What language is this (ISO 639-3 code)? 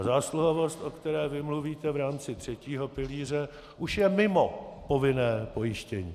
ces